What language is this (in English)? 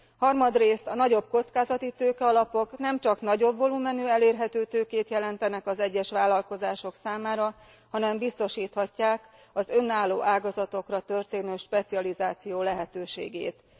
Hungarian